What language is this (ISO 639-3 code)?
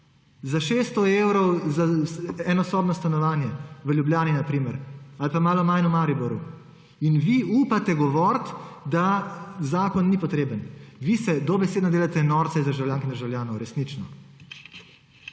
slv